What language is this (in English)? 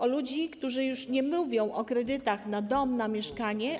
Polish